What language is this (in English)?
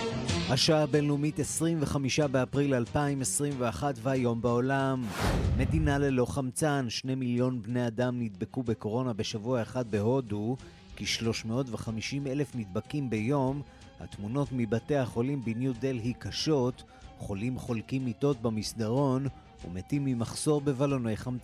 Hebrew